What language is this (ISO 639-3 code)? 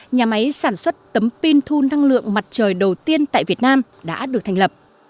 vie